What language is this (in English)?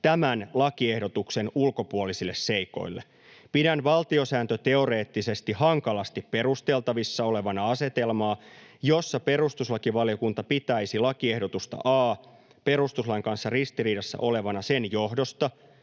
Finnish